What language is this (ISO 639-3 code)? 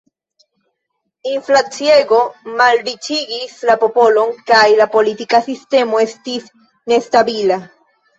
epo